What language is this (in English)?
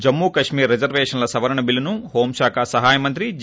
Telugu